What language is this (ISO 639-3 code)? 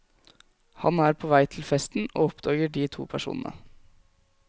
nor